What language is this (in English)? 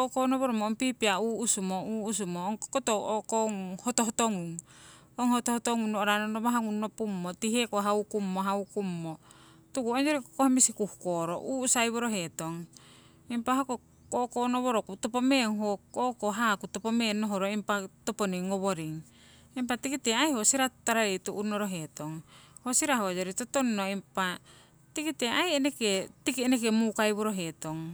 Siwai